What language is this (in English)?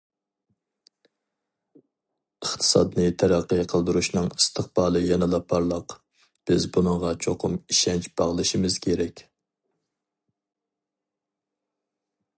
Uyghur